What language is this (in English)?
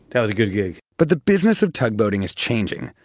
English